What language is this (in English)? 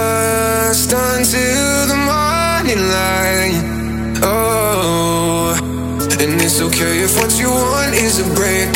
English